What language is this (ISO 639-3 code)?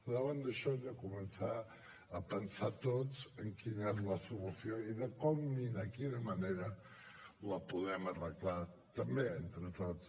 cat